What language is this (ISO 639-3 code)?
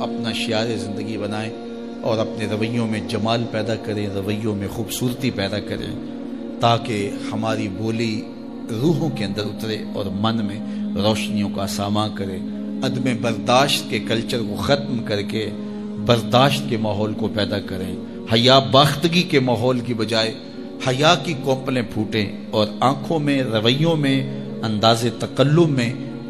urd